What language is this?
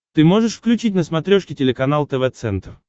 Russian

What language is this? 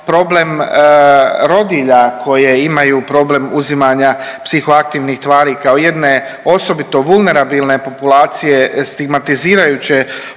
Croatian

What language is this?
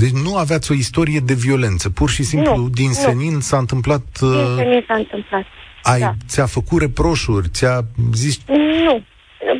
Romanian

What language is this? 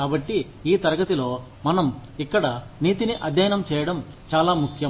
Telugu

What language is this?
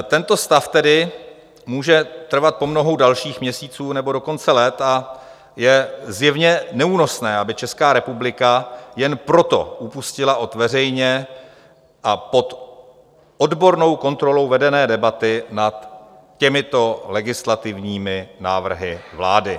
Czech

